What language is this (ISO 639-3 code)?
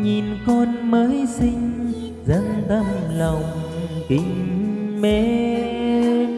vie